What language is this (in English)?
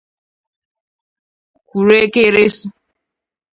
Igbo